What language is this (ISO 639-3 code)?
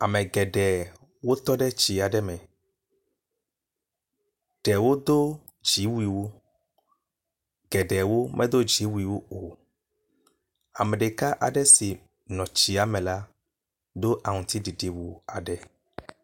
ewe